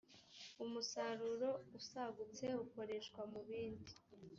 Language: Kinyarwanda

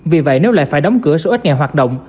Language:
Vietnamese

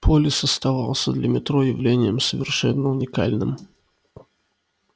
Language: Russian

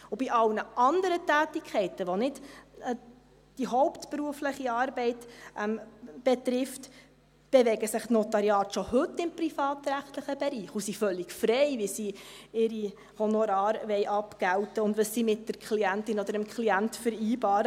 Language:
Swiss German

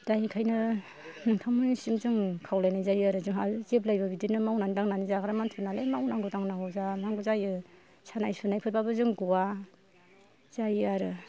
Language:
Bodo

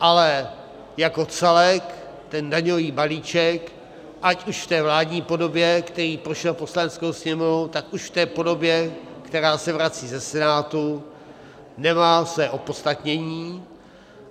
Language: Czech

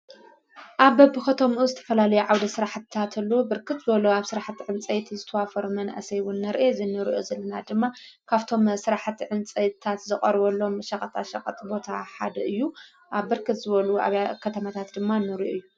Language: Tigrinya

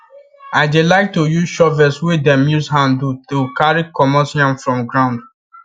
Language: Nigerian Pidgin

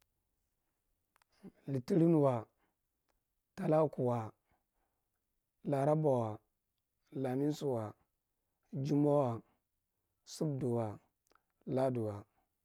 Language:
Marghi Central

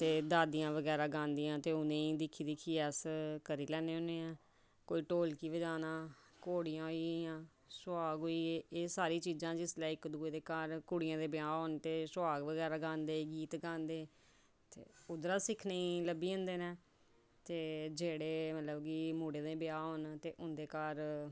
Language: Dogri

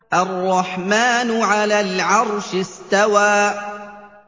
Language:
Arabic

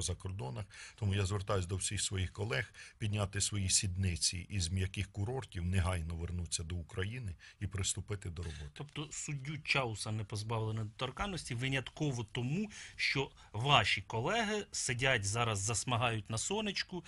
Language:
Russian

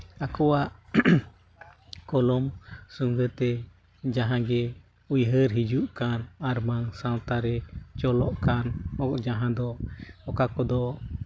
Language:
Santali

